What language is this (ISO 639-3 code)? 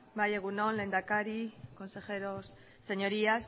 eus